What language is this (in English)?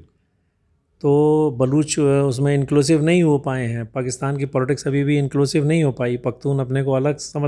Hindi